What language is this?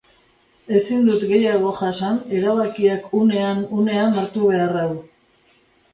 Basque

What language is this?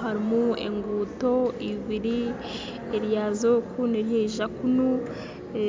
Nyankole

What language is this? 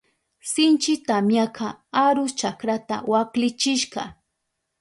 Southern Pastaza Quechua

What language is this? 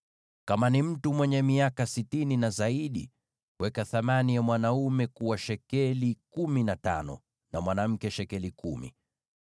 Swahili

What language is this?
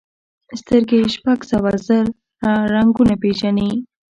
Pashto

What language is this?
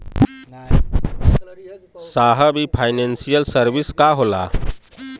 Bhojpuri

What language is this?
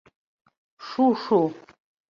Mari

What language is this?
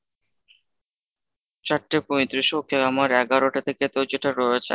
Bangla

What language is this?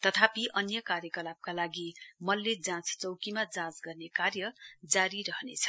Nepali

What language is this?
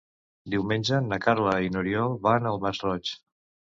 Catalan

